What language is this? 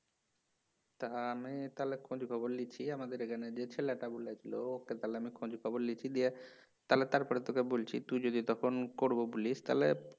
Bangla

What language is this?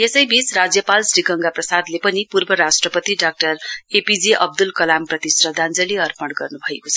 Nepali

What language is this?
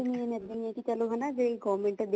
Punjabi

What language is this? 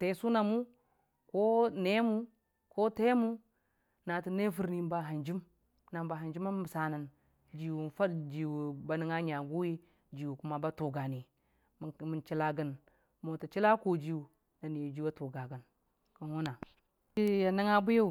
Dijim-Bwilim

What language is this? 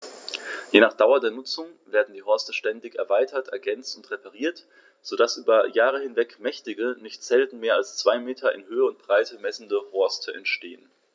German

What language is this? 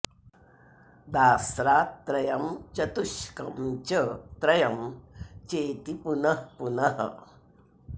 Sanskrit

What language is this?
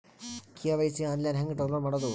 Kannada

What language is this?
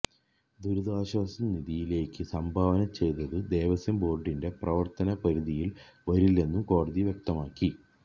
Malayalam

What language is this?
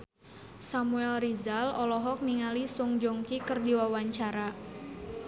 Sundanese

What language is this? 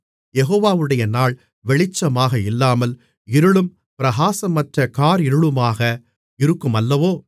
Tamil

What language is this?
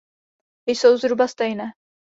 Czech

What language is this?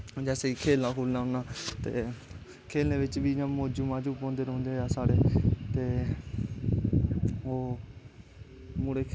Dogri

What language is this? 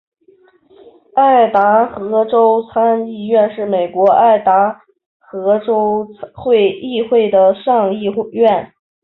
Chinese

